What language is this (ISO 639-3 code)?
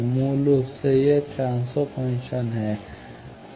hin